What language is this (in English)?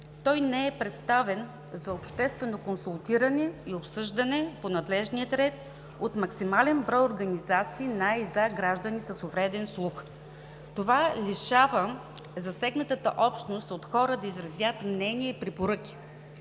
Bulgarian